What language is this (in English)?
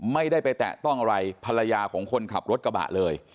Thai